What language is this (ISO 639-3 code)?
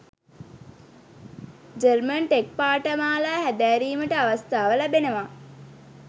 sin